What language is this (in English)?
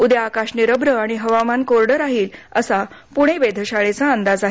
Marathi